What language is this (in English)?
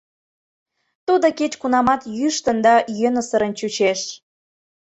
Mari